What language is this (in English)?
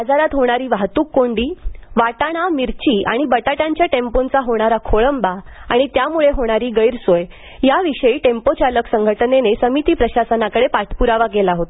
Marathi